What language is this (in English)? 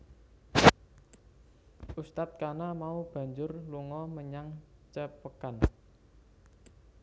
Javanese